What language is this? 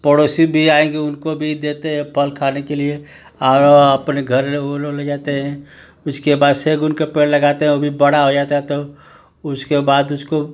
Hindi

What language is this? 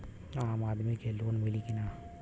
Bhojpuri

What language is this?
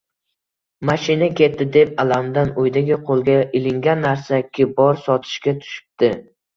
Uzbek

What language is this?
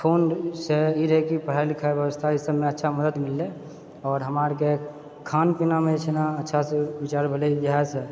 Maithili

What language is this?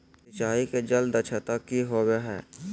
Magahi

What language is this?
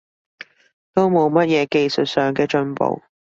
Cantonese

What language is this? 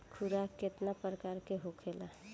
Bhojpuri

